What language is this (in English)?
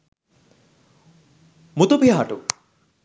Sinhala